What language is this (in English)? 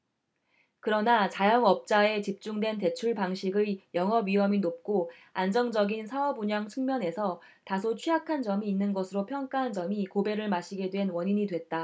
Korean